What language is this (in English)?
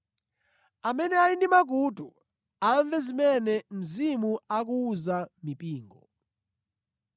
Nyanja